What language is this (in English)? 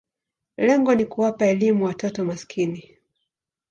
Swahili